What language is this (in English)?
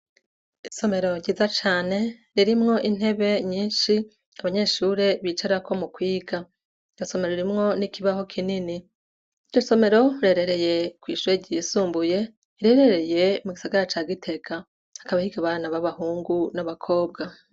Rundi